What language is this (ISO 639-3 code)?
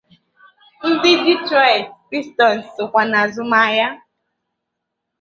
ibo